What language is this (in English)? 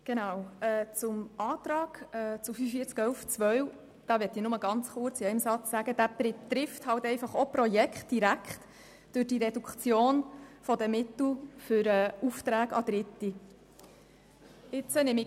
Swiss German